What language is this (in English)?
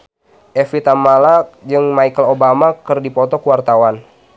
Sundanese